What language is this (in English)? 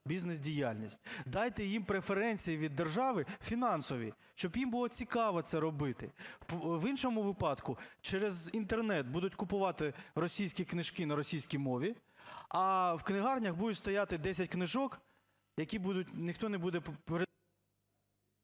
Ukrainian